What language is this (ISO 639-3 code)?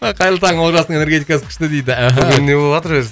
kaz